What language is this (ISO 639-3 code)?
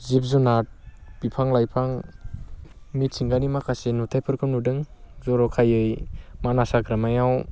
brx